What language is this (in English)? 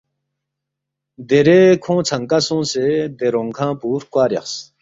Balti